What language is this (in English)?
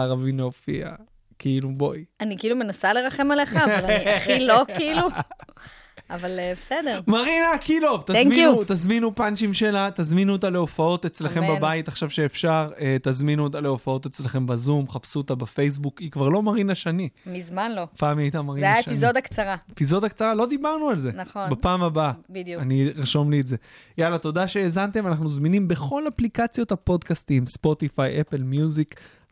Hebrew